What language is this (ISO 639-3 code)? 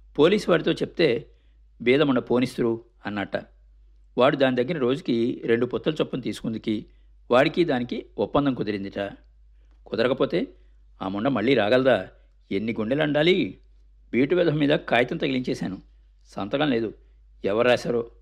tel